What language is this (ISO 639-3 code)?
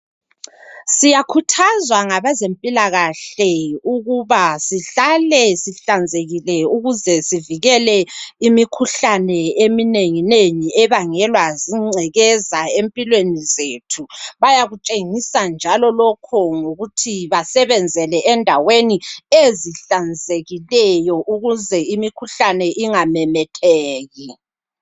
nde